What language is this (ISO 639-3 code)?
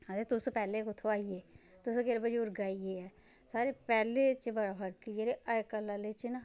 doi